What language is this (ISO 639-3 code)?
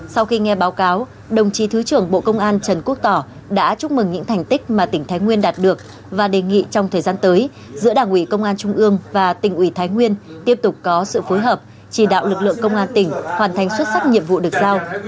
vie